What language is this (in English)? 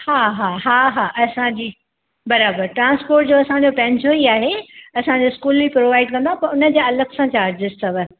Sindhi